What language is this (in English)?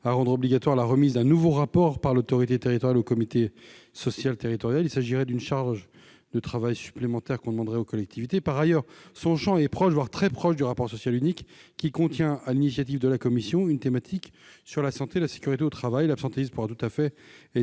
French